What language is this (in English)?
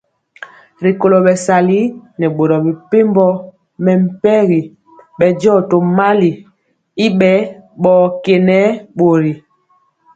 Mpiemo